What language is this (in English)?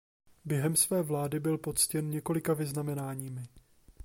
Czech